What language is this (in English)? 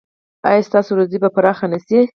Pashto